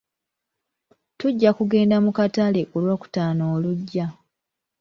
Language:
Ganda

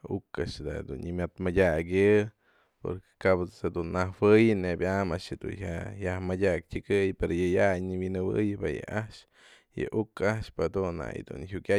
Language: Mazatlán Mixe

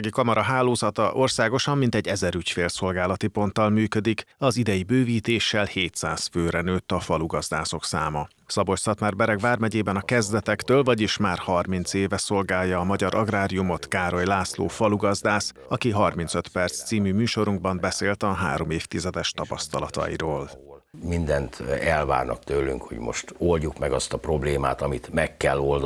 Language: Hungarian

